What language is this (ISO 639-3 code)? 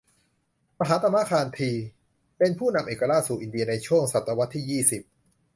tha